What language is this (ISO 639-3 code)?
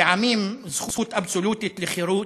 heb